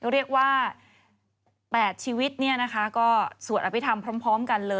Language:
Thai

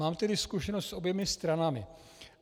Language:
Czech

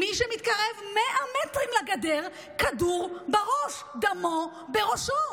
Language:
Hebrew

